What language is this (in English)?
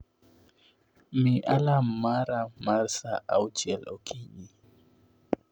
Luo (Kenya and Tanzania)